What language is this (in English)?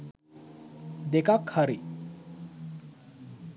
Sinhala